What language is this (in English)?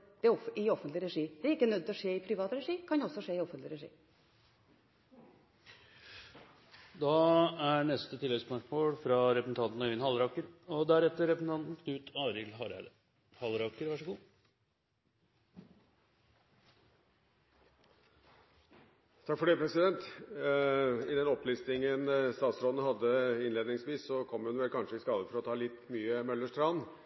Norwegian